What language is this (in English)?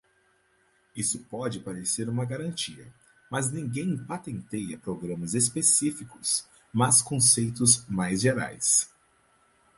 Portuguese